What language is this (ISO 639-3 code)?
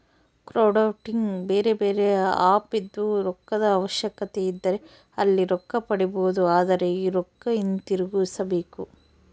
kan